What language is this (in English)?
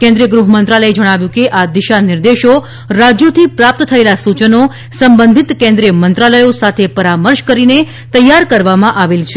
Gujarati